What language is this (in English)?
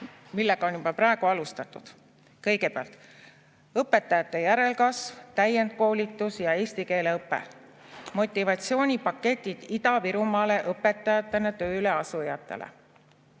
Estonian